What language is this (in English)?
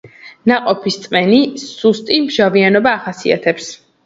Georgian